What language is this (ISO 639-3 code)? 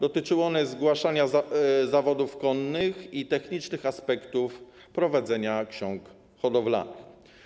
pol